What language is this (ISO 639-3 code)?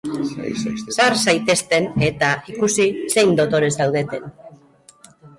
eus